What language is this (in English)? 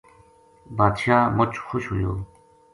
Gujari